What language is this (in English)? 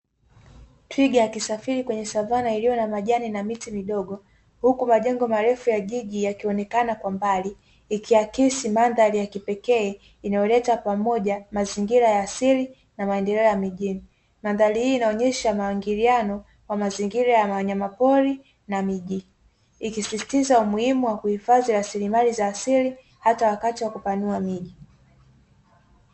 Swahili